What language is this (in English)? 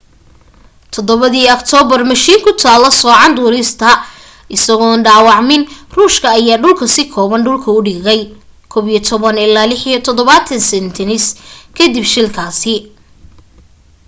Somali